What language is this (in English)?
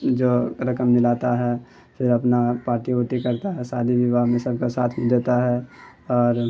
Urdu